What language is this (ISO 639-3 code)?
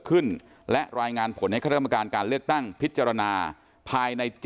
tha